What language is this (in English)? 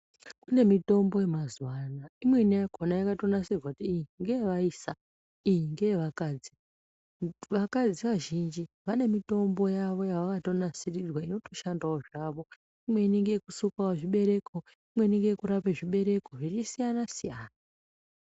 Ndau